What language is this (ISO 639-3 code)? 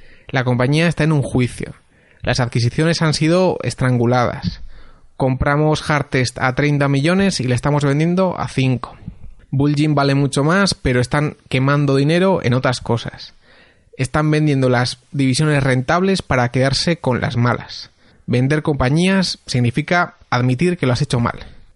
spa